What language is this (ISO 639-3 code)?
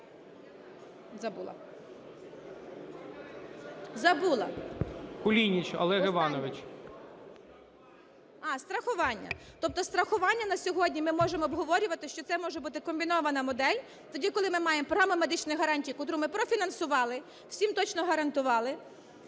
ukr